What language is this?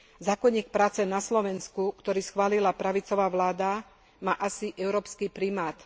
Slovak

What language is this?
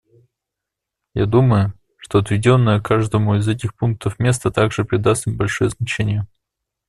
Russian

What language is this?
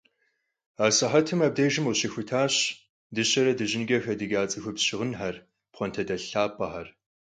Kabardian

